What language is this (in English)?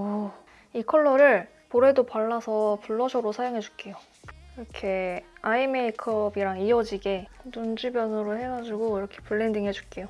Korean